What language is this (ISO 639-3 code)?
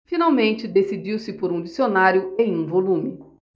por